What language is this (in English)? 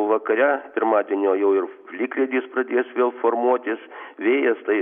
Lithuanian